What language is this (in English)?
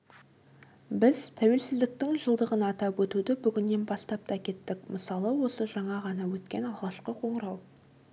Kazakh